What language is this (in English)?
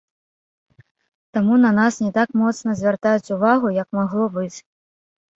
Belarusian